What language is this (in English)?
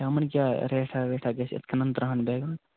Kashmiri